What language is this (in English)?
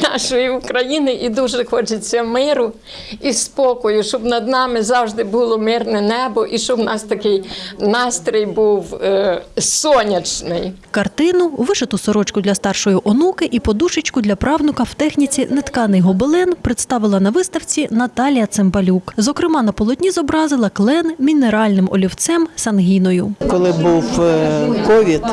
Ukrainian